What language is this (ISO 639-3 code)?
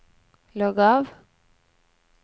nor